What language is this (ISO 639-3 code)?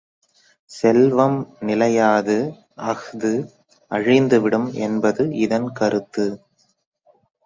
tam